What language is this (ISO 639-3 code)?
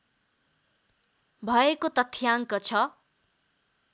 nep